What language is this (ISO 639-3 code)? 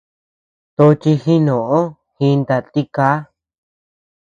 cux